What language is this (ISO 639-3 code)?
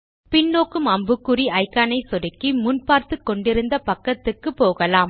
tam